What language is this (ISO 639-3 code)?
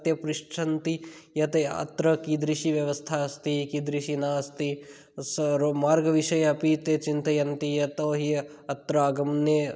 san